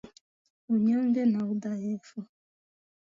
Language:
Swahili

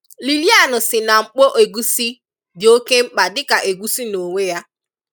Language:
Igbo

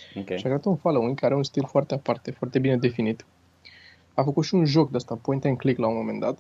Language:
Romanian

